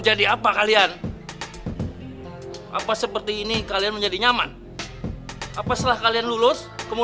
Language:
Indonesian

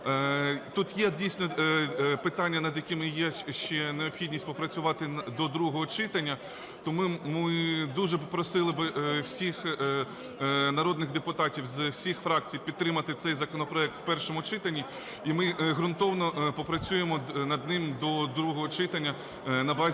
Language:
Ukrainian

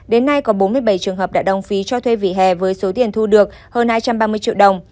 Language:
Vietnamese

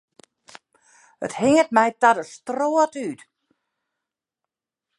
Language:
Western Frisian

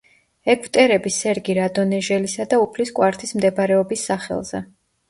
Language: Georgian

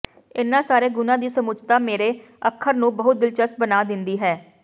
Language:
Punjabi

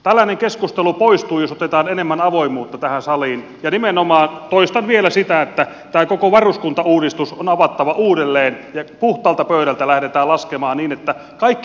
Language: Finnish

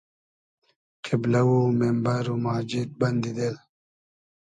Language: Hazaragi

